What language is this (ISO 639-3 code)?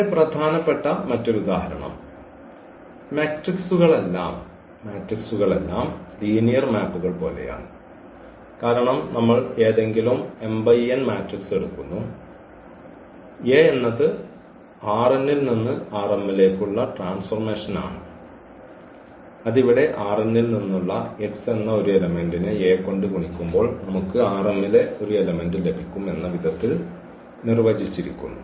mal